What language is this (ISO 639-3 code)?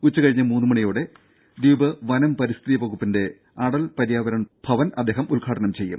mal